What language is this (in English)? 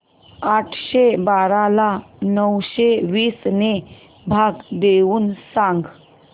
Marathi